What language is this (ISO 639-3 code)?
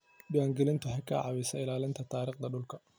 som